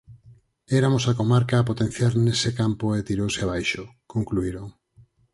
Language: Galician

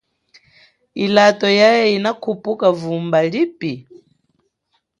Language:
Chokwe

